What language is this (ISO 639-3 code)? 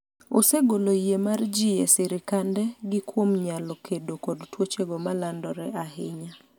luo